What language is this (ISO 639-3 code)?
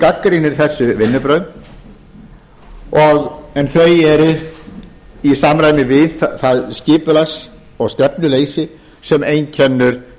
isl